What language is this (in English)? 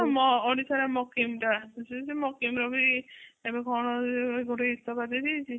Odia